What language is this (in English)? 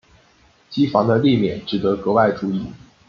Chinese